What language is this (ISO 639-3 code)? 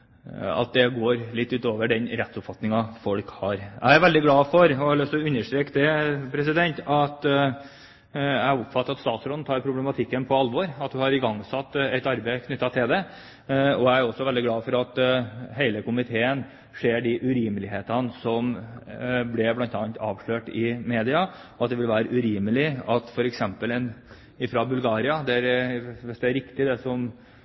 nob